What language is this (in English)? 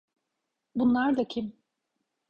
Turkish